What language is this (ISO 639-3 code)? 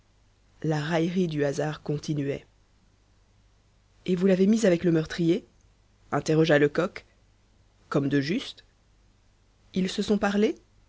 fra